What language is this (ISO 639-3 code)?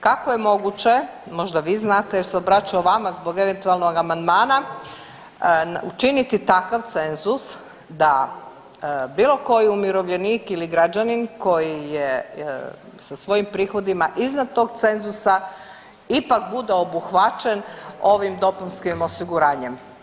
hrv